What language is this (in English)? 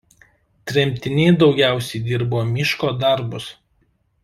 Lithuanian